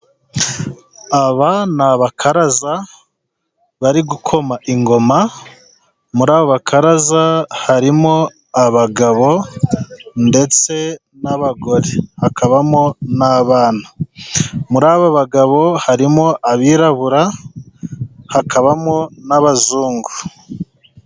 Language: Kinyarwanda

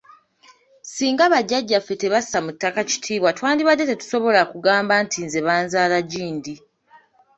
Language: Ganda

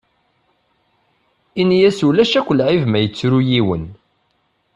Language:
Kabyle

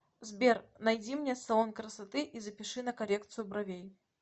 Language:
Russian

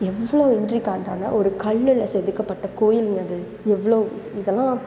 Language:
Tamil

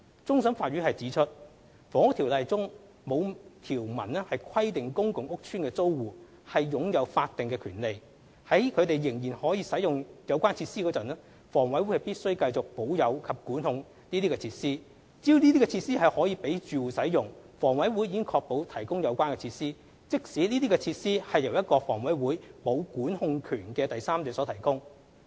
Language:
Cantonese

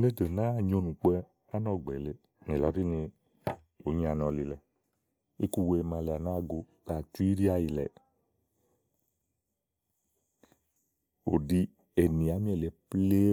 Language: Igo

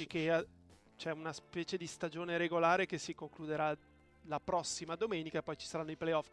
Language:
Italian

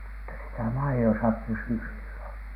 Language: Finnish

